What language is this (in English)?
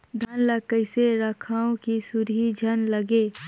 Chhattisgarhi